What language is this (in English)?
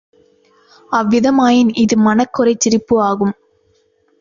Tamil